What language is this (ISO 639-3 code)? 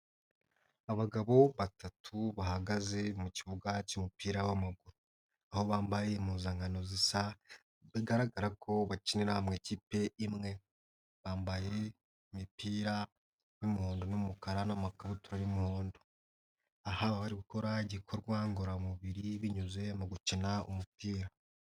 kin